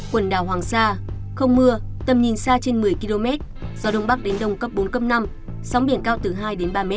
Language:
Vietnamese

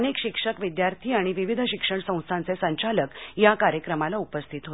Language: Marathi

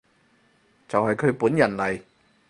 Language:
Cantonese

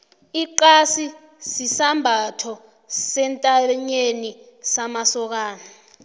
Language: South Ndebele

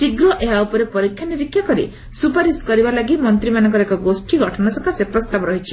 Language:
Odia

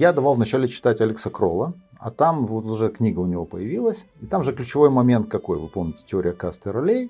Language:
Russian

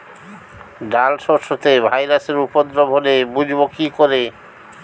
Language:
Bangla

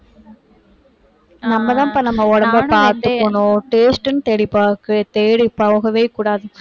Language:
Tamil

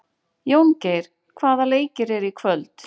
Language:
Icelandic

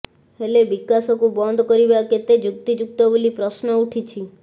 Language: Odia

